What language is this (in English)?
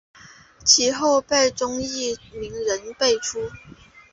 Chinese